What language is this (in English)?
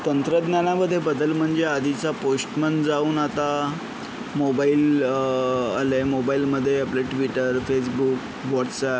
Marathi